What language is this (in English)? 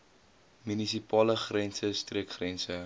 Afrikaans